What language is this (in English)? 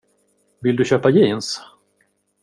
Swedish